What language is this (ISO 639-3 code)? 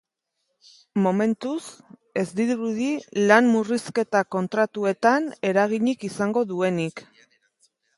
eus